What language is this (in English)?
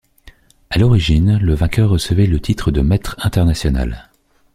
French